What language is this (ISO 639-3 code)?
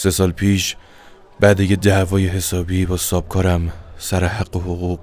fas